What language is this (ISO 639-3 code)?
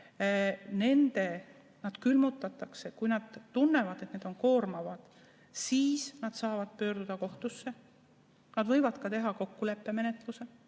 est